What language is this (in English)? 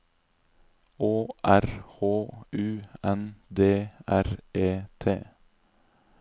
Norwegian